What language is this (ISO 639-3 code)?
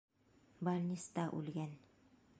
bak